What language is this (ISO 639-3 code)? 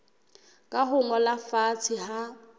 sot